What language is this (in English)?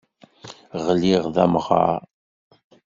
Kabyle